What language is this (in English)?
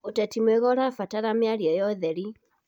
Kikuyu